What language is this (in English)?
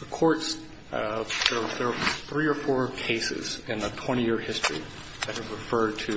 English